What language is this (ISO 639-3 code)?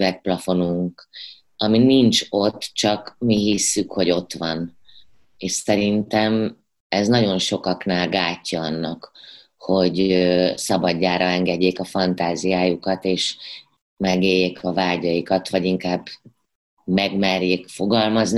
hun